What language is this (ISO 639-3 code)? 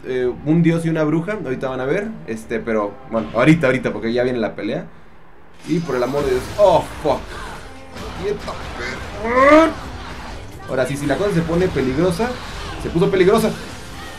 spa